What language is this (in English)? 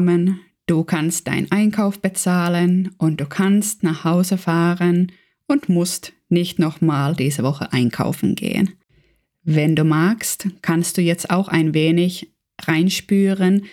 German